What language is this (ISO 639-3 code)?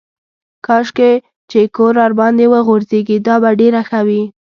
pus